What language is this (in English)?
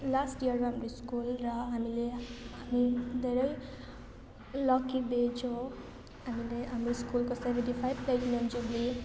Nepali